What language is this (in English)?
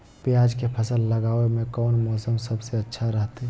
Magahi